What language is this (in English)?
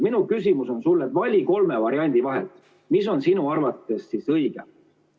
Estonian